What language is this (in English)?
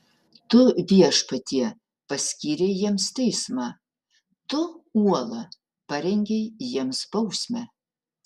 Lithuanian